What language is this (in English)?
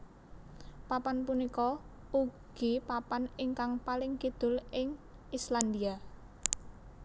Javanese